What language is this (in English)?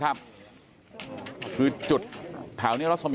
Thai